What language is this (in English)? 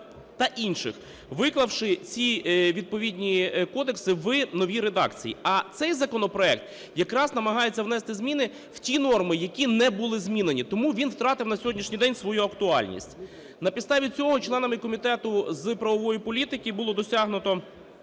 Ukrainian